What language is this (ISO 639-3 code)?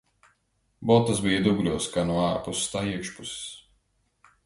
lav